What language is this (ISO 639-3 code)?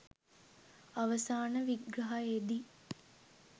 sin